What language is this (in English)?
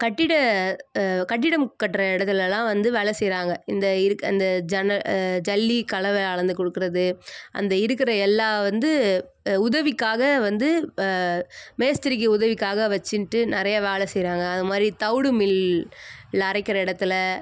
Tamil